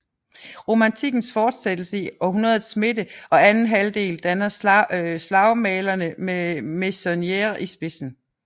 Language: Danish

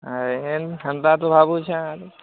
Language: Odia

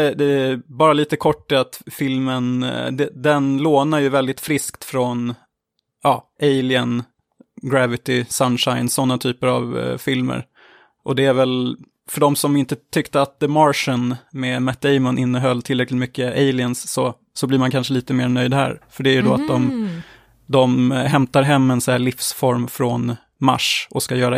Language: Swedish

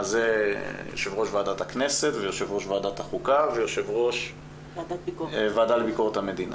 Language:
Hebrew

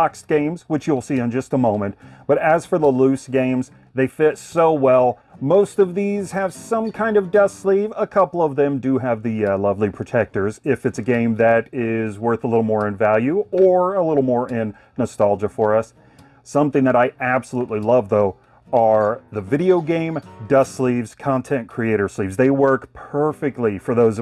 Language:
English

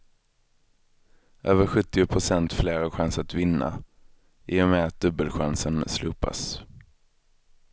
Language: Swedish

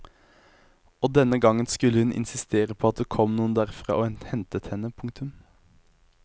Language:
Norwegian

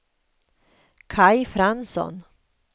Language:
Swedish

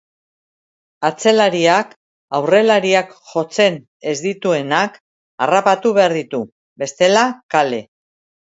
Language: Basque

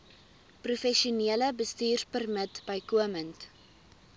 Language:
Afrikaans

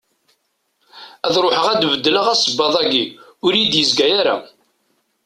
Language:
Kabyle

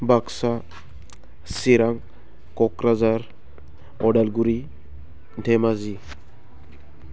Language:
Bodo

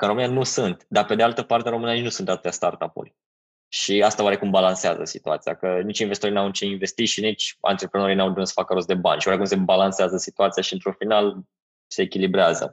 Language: Romanian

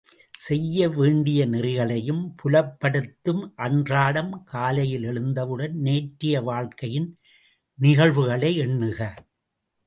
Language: Tamil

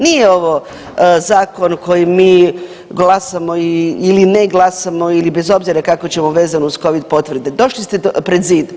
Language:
Croatian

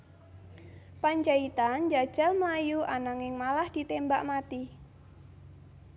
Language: Javanese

